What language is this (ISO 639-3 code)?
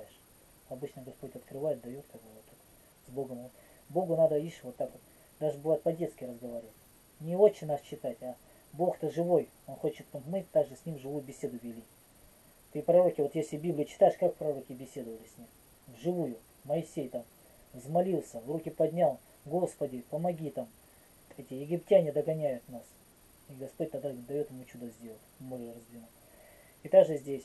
rus